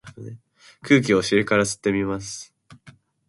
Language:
Japanese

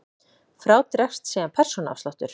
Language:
Icelandic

